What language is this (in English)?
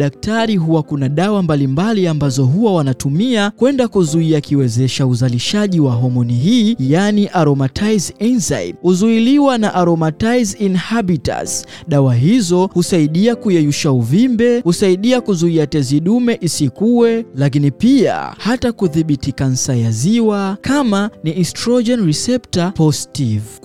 Swahili